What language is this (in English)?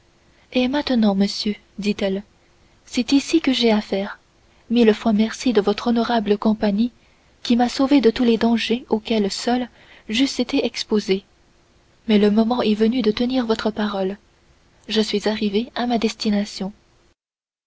French